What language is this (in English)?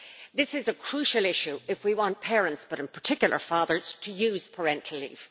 English